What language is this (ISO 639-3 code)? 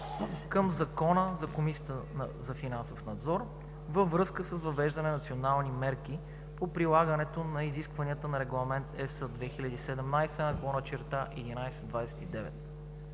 bul